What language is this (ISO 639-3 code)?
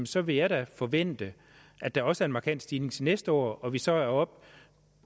dan